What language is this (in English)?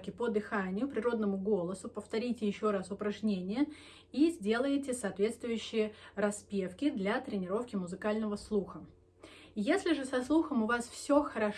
Russian